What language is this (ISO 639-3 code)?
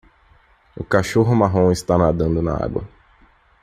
por